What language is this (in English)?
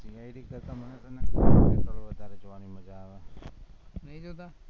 Gujarati